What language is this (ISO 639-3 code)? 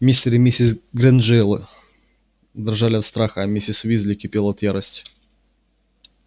rus